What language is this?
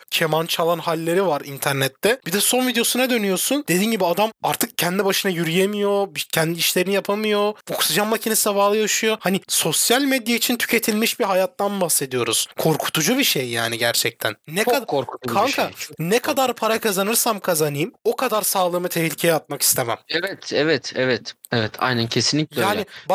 Turkish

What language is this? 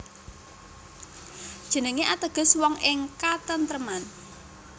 Javanese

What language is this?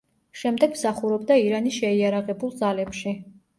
Georgian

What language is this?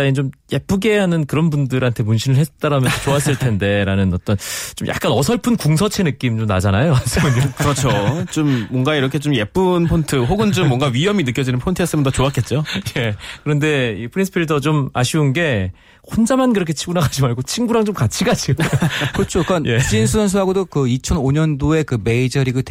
Korean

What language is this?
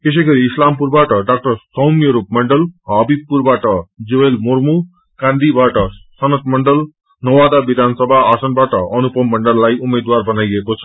Nepali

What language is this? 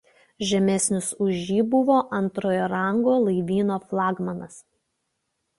Lithuanian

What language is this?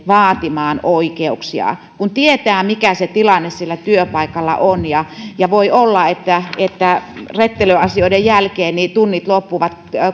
Finnish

